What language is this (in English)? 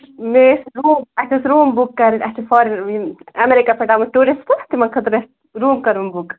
Kashmiri